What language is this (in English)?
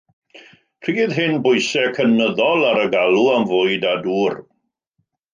Welsh